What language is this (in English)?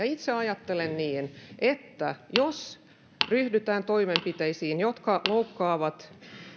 Finnish